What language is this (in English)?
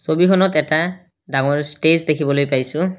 Assamese